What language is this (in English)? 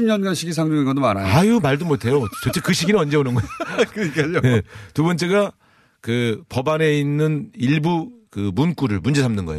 Korean